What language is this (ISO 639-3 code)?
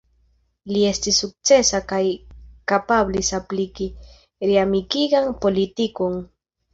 epo